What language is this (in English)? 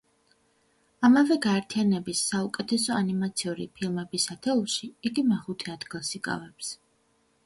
Georgian